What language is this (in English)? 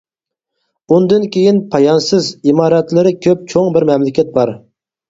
Uyghur